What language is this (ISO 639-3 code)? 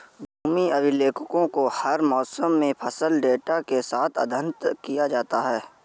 hin